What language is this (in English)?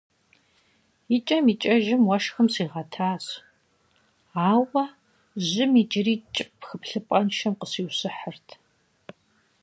Kabardian